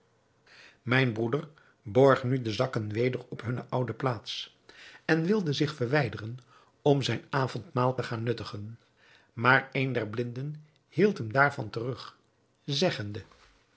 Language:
Dutch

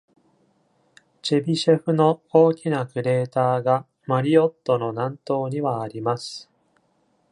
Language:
Japanese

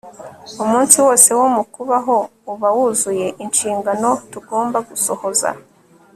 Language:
Kinyarwanda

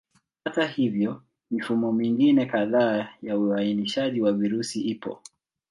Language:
Swahili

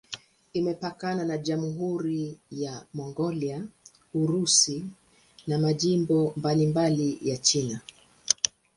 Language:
Swahili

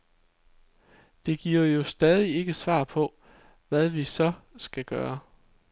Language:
Danish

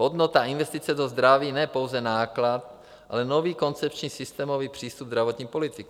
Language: Czech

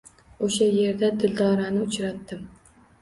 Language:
Uzbek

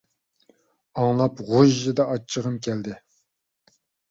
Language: Uyghur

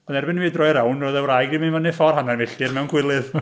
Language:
Welsh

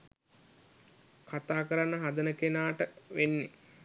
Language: Sinhala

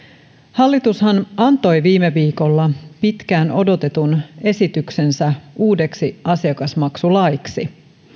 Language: Finnish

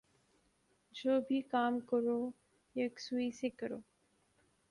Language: Urdu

